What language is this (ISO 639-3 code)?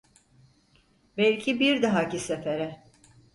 tur